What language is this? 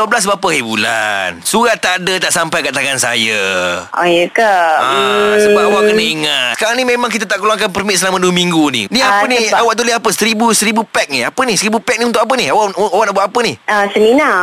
Malay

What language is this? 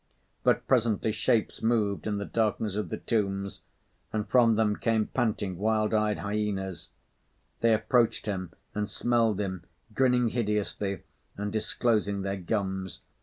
English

